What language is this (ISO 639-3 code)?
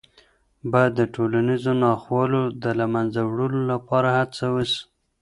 pus